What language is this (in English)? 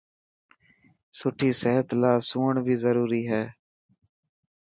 Dhatki